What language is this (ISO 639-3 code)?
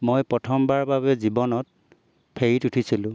asm